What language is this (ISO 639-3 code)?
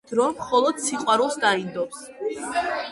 kat